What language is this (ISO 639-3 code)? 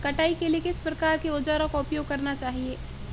hin